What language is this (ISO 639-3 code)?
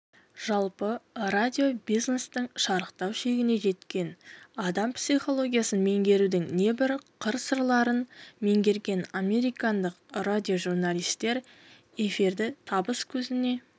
kaz